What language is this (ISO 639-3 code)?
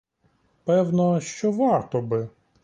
ukr